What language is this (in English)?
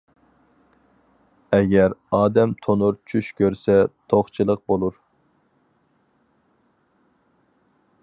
Uyghur